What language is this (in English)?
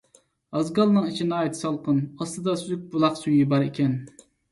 Uyghur